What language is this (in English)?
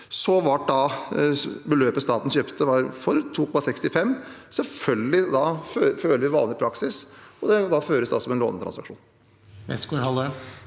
Norwegian